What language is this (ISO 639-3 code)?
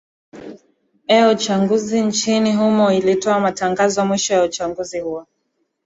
swa